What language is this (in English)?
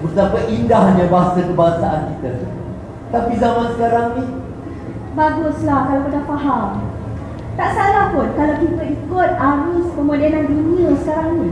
Malay